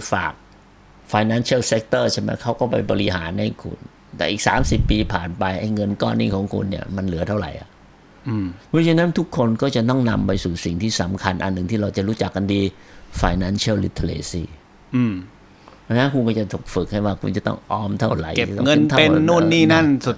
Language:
Thai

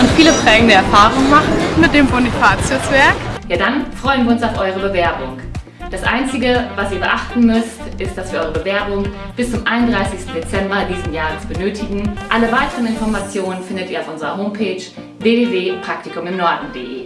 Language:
German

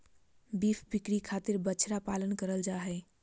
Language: Magahi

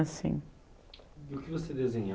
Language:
Portuguese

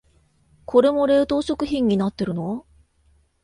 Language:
Japanese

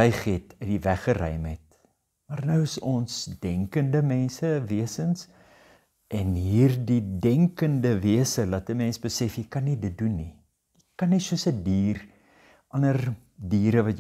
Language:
Dutch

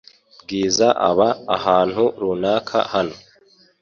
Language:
Kinyarwanda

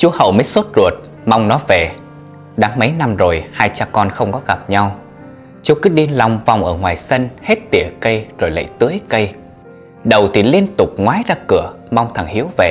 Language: Vietnamese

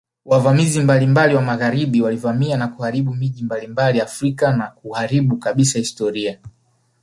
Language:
Swahili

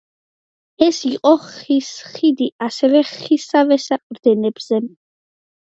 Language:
Georgian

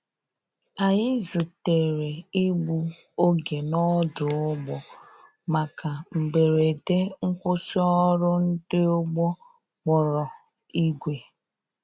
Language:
Igbo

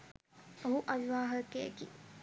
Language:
Sinhala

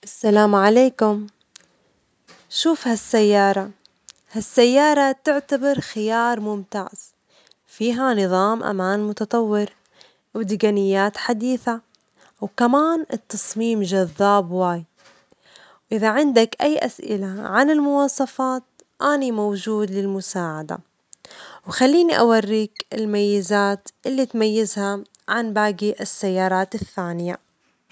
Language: Omani Arabic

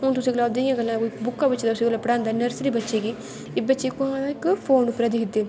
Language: Dogri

